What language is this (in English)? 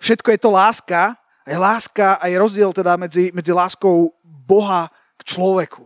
Slovak